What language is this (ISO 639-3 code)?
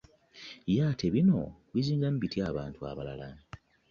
lug